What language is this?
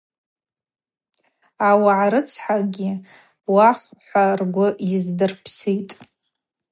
Abaza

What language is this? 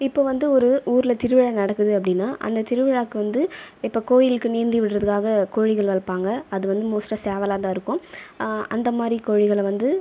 Tamil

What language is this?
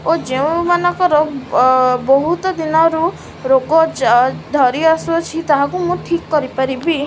Odia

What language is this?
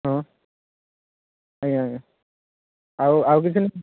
Odia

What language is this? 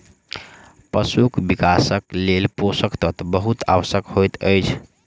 Maithili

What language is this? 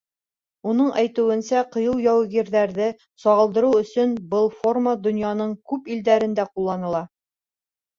Bashkir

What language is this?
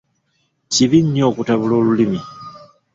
Ganda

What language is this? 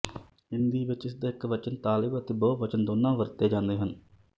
Punjabi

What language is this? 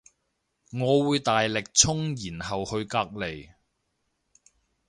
Cantonese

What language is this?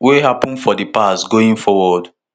Nigerian Pidgin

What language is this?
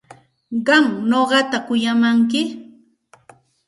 Santa Ana de Tusi Pasco Quechua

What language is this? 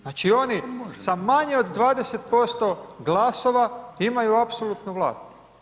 Croatian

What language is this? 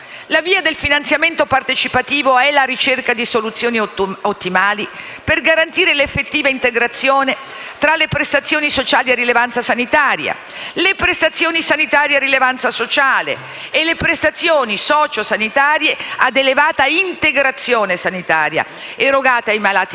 Italian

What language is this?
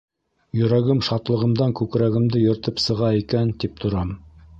Bashkir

